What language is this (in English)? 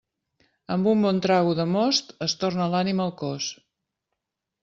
Catalan